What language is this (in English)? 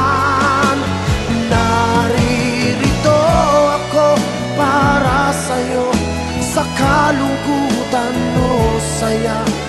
Indonesian